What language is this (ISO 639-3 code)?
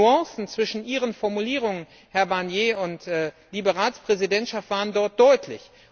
deu